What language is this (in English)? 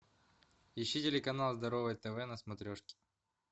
Russian